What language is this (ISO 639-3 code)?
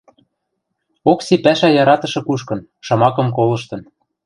mrj